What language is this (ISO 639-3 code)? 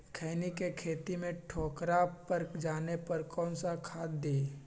mag